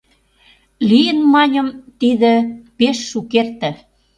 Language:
Mari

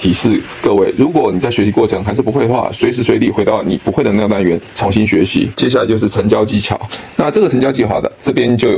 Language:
Chinese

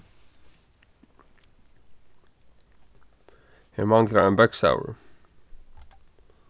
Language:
Faroese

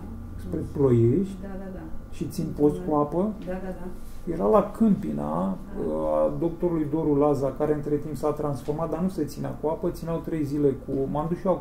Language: Romanian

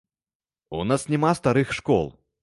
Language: Belarusian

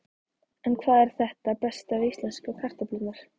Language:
Icelandic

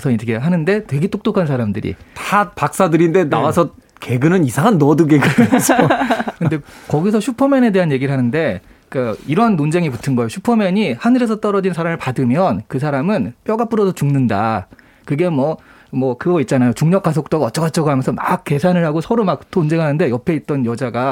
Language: Korean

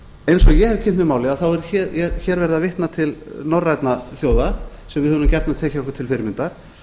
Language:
Icelandic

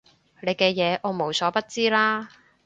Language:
Cantonese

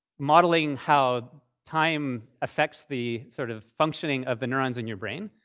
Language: English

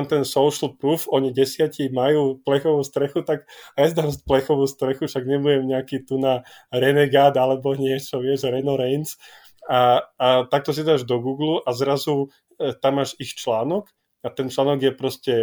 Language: Slovak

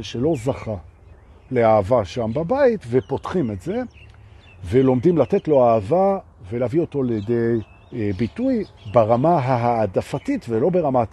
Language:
Hebrew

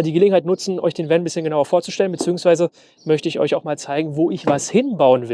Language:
German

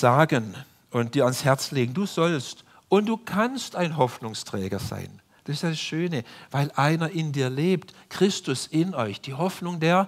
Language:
German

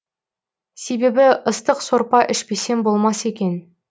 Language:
Kazakh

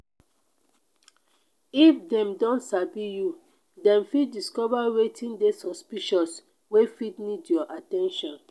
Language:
Nigerian Pidgin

